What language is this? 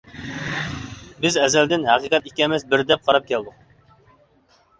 Uyghur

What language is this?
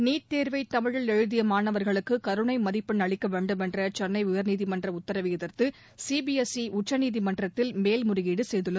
Tamil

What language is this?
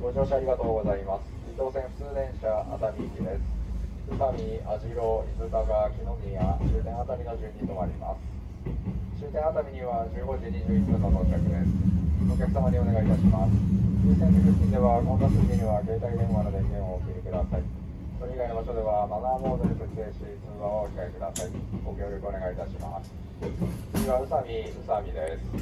Japanese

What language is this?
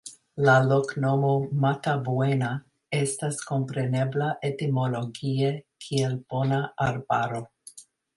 Esperanto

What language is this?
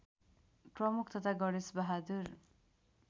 Nepali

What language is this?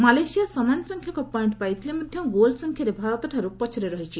Odia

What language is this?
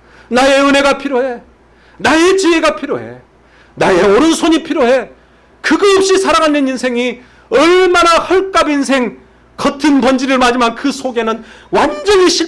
Korean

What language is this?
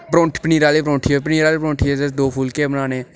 Dogri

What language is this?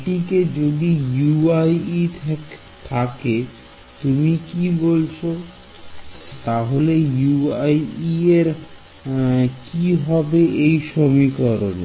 Bangla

